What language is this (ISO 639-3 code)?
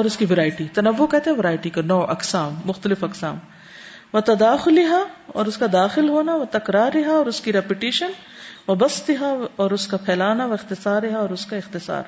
urd